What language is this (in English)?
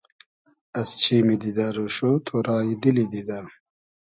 Hazaragi